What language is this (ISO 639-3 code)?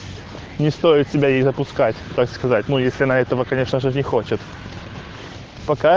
rus